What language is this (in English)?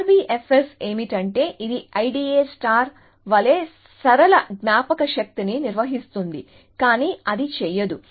Telugu